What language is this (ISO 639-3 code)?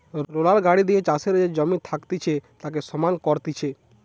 ben